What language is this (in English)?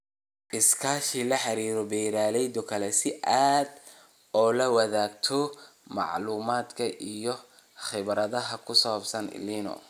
Somali